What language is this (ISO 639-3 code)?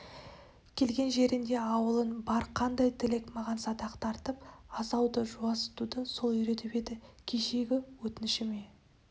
kaz